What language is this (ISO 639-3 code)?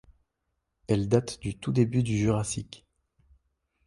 fra